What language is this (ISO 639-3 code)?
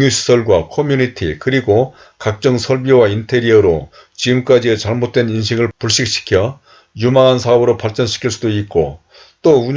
kor